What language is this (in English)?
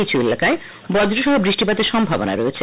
Bangla